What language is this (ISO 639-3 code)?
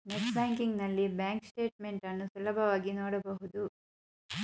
kan